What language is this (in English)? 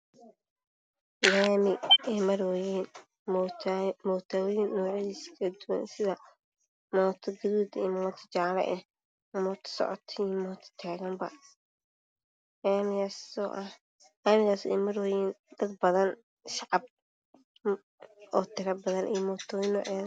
Somali